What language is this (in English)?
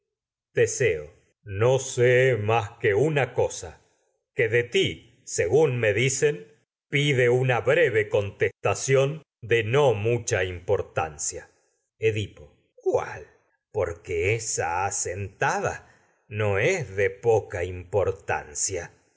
Spanish